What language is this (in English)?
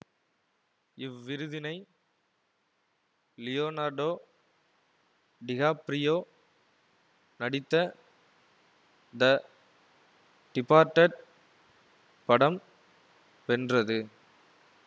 Tamil